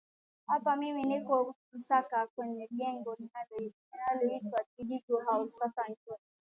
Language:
Swahili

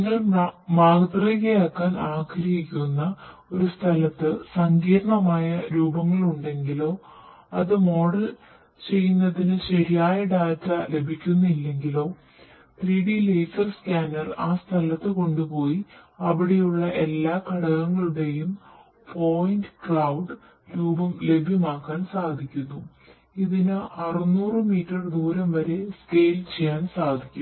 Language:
Malayalam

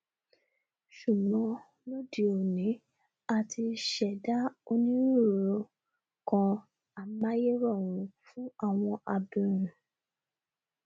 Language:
Yoruba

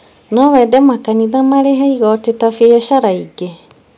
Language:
Kikuyu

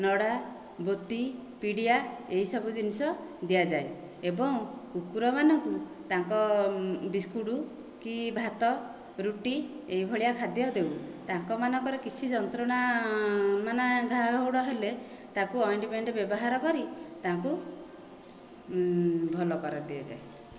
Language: Odia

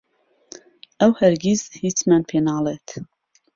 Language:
Central Kurdish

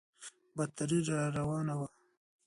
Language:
Pashto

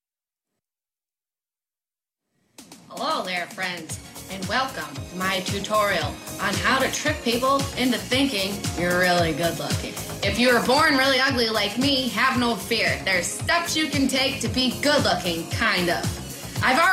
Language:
Danish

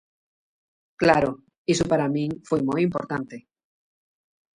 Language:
Galician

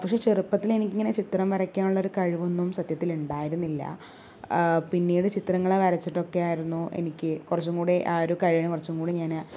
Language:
Malayalam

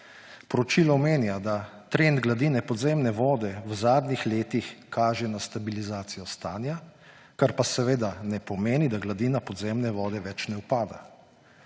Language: Slovenian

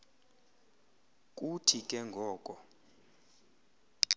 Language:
Xhosa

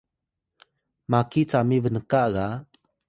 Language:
Atayal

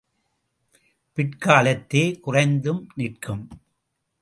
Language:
Tamil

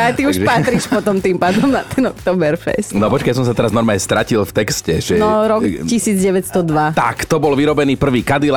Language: Slovak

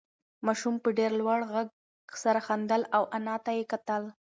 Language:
Pashto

